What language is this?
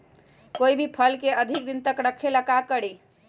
Magahi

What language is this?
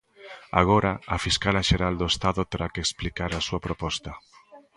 Galician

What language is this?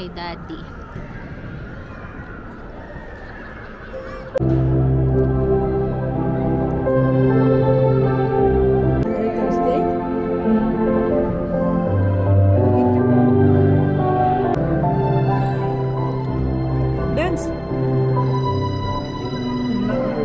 Filipino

